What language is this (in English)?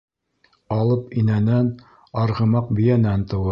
Bashkir